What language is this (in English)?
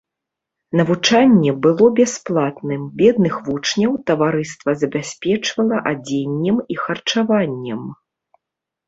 Belarusian